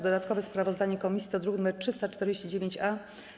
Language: Polish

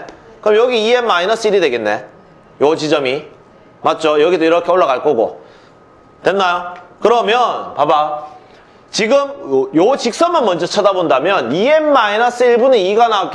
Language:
Korean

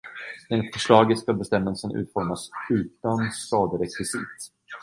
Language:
Swedish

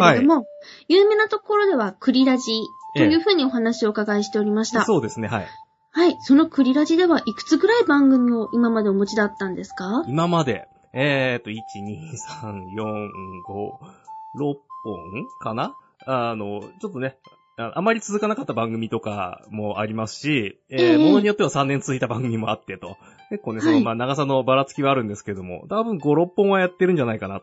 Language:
Japanese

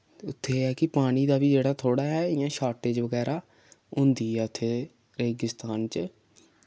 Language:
Dogri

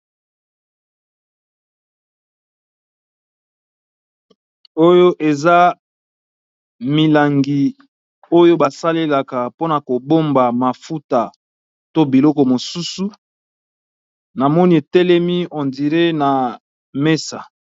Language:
Lingala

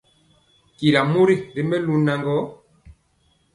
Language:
Mpiemo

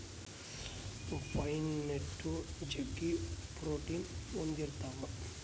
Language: Kannada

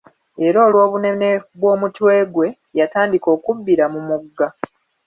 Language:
Ganda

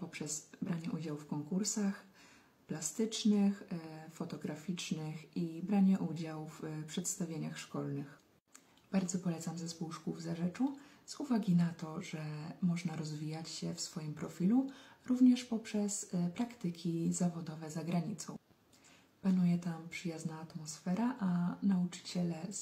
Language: Polish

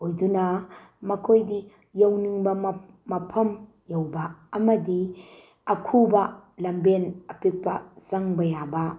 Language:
Manipuri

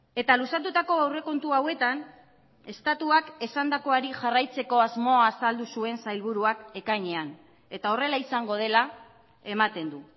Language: Basque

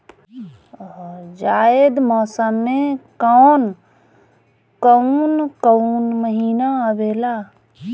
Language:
Bhojpuri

